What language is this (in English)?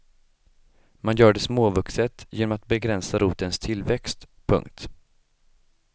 Swedish